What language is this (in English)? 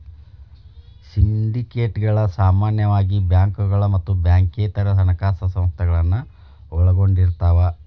Kannada